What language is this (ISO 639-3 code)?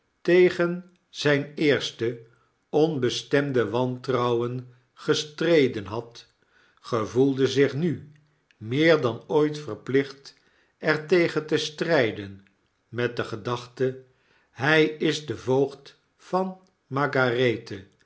nld